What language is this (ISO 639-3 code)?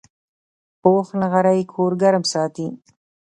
pus